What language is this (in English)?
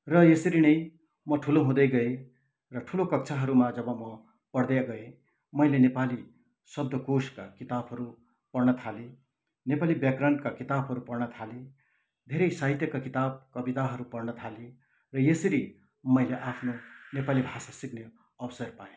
Nepali